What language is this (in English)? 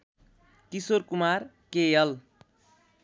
Nepali